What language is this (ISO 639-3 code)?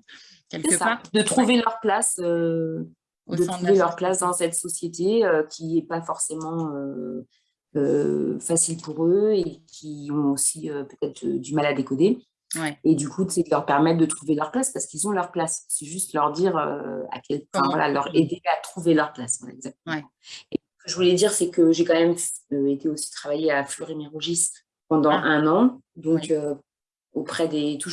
fra